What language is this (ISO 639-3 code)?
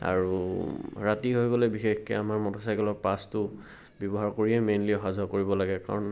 asm